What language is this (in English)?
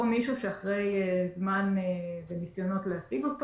Hebrew